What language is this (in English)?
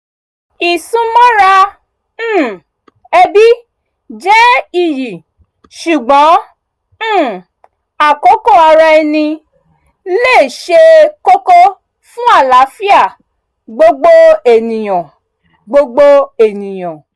Yoruba